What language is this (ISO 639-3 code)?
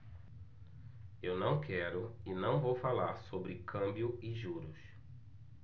por